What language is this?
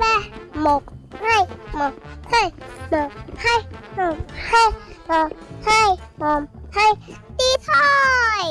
Vietnamese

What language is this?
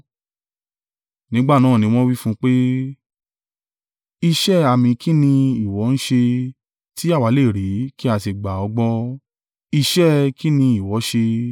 Yoruba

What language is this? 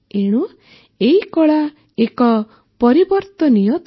Odia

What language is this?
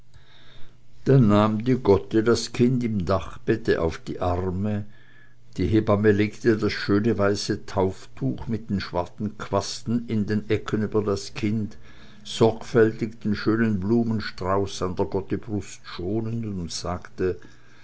German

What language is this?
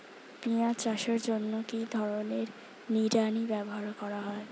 Bangla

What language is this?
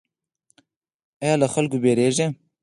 Pashto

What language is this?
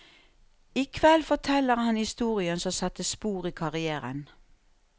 Norwegian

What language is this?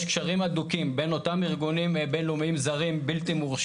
Hebrew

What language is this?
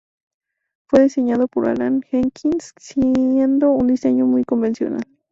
Spanish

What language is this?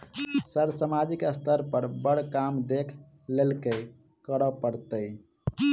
Maithili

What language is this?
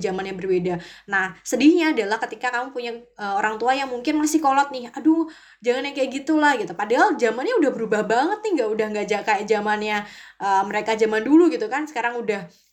Indonesian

